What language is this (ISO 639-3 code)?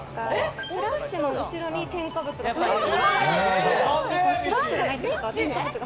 jpn